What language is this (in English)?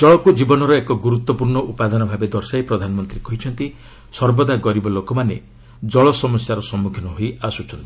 Odia